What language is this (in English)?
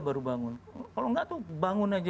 Indonesian